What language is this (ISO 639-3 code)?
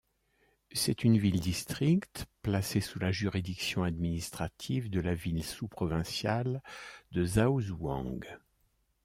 fra